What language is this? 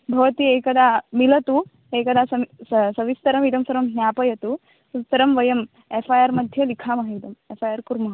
Sanskrit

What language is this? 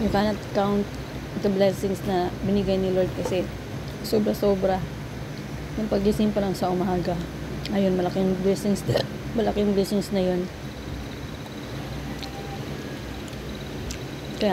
Filipino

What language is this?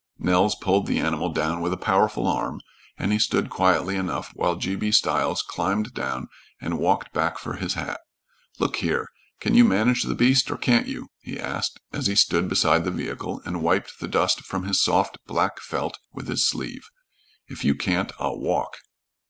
English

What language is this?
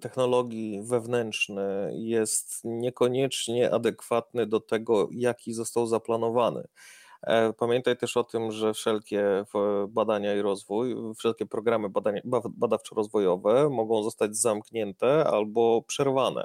Polish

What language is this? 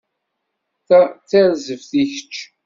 Kabyle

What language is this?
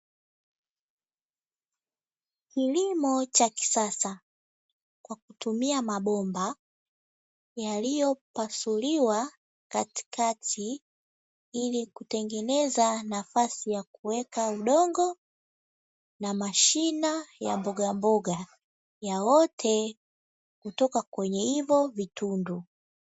Swahili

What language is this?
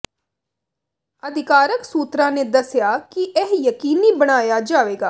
Punjabi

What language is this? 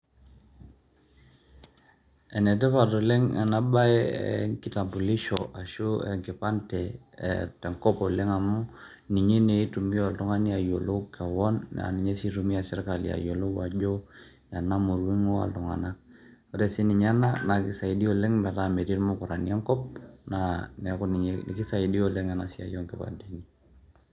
Masai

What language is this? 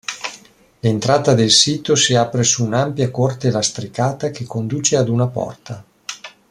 Italian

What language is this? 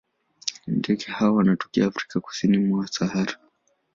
Swahili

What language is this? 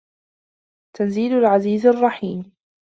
Arabic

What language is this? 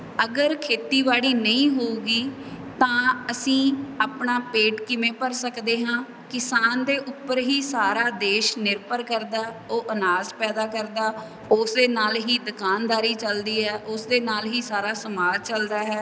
Punjabi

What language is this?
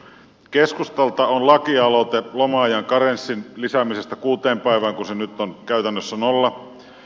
Finnish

